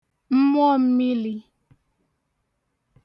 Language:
Igbo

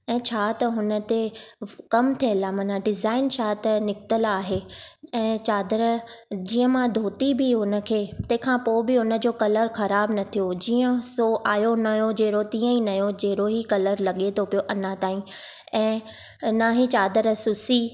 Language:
Sindhi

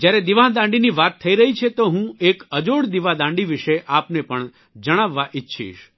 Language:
Gujarati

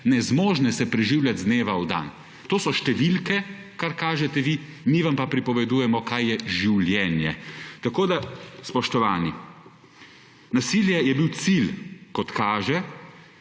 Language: Slovenian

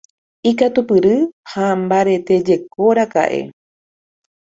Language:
Guarani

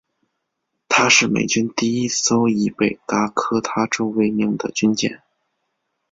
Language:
Chinese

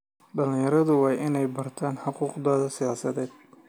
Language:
Somali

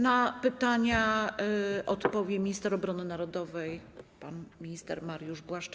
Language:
Polish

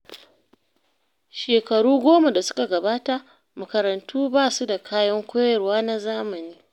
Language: Hausa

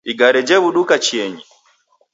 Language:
Taita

